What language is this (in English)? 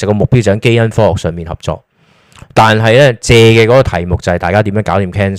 Chinese